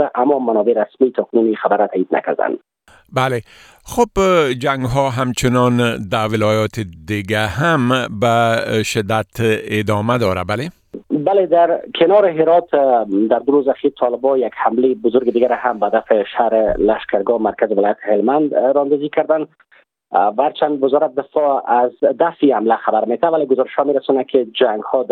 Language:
Persian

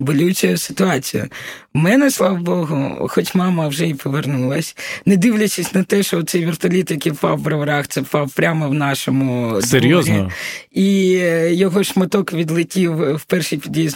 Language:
Ukrainian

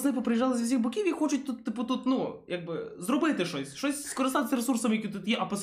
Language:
Ukrainian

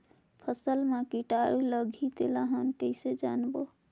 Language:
Chhattisgarhi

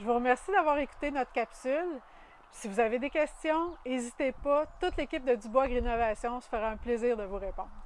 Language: French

